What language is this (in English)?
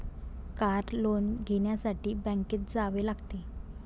Marathi